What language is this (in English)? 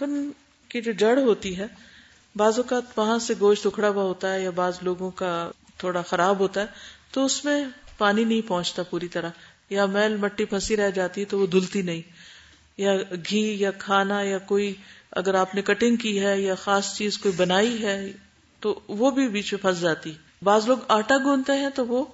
Urdu